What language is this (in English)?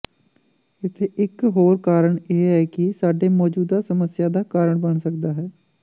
Punjabi